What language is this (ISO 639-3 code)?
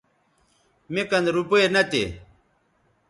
btv